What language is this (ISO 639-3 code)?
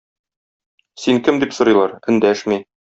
tat